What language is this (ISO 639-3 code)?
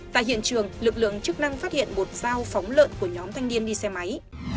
vie